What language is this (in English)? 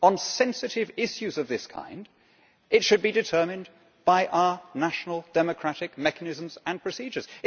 English